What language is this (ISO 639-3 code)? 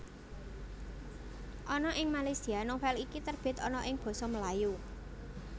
jav